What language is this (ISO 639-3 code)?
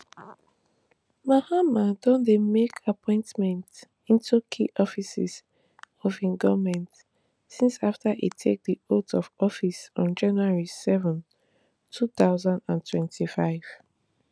pcm